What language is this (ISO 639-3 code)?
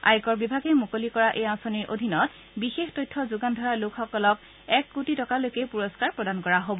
asm